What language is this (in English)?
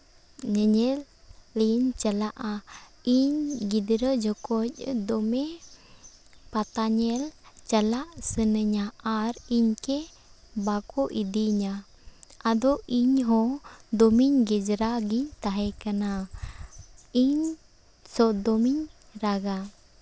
Santali